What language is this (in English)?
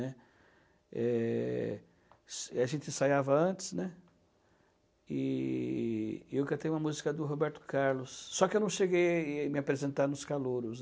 Portuguese